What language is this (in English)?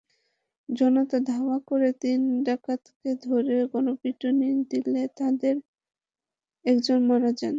Bangla